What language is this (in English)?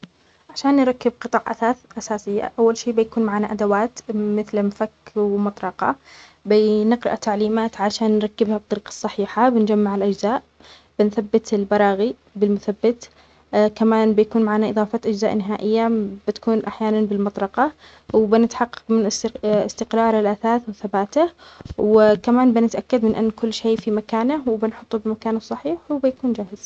Omani Arabic